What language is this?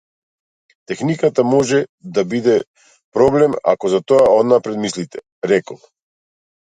Macedonian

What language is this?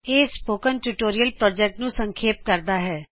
Punjabi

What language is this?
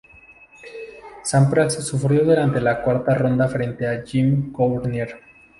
Spanish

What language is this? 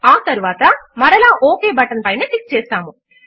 Telugu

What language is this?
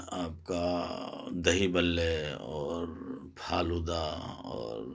Urdu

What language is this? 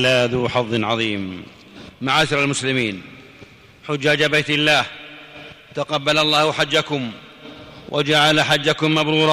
Arabic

